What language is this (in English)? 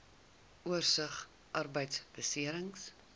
Afrikaans